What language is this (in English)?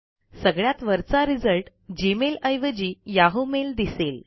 Marathi